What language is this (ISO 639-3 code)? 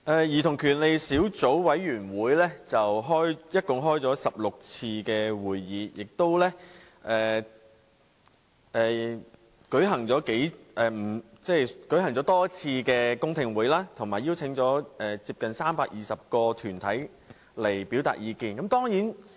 yue